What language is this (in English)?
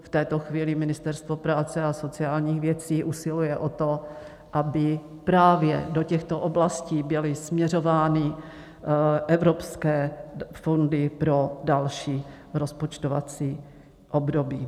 Czech